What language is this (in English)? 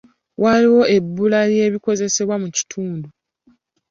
Ganda